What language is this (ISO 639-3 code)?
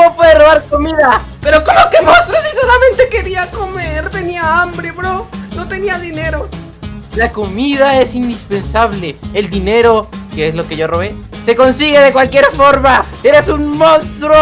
spa